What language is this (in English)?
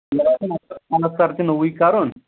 Kashmiri